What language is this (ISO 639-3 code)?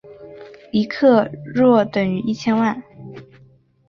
zho